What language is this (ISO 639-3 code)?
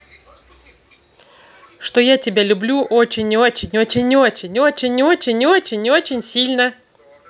rus